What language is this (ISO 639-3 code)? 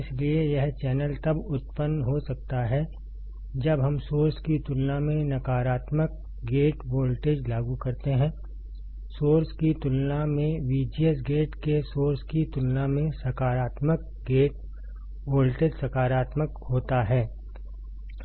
hin